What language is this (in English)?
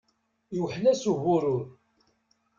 Kabyle